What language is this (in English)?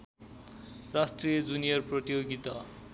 Nepali